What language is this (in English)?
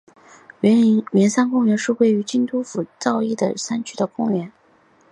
Chinese